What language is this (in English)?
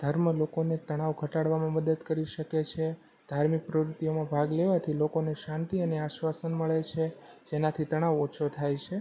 Gujarati